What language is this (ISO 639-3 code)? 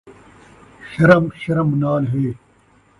skr